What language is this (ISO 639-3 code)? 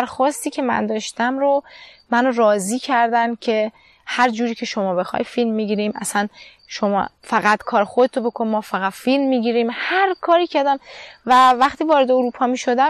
fas